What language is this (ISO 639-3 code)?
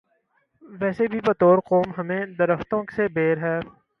urd